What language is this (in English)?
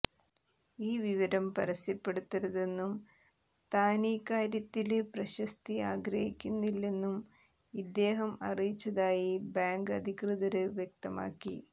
Malayalam